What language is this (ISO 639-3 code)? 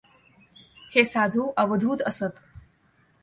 mar